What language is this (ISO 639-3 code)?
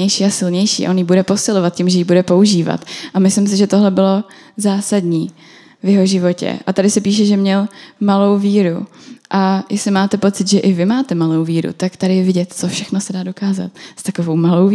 ces